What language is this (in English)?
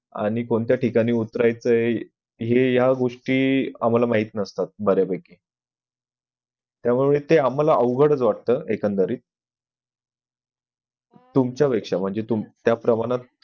Marathi